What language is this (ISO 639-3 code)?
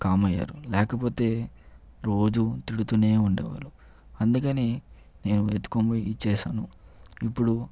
tel